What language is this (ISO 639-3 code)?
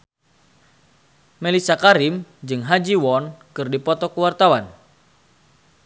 sun